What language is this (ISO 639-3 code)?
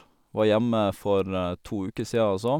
nor